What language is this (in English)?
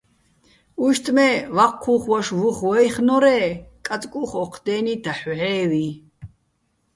Bats